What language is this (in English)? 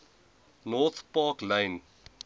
Afrikaans